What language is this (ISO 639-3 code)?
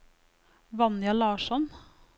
nor